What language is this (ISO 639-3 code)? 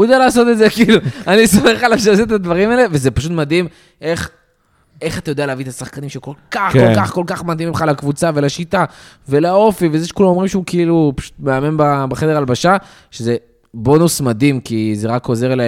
heb